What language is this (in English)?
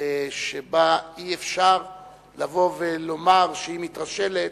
Hebrew